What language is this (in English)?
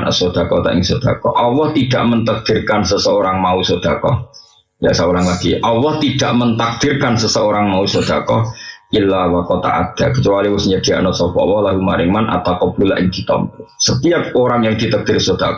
Indonesian